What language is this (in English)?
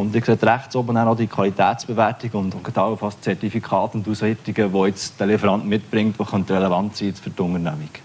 German